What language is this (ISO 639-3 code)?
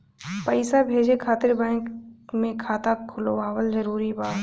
bho